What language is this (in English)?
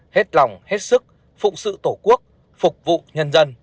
Vietnamese